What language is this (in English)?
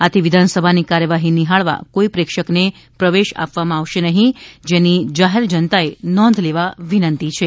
Gujarati